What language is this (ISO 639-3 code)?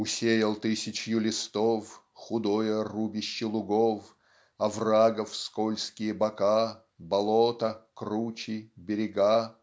rus